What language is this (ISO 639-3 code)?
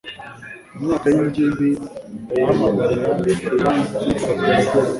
kin